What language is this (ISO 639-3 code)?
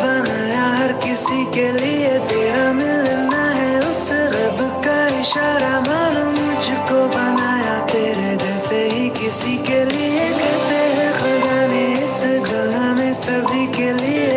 hin